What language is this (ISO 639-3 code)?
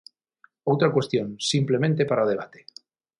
glg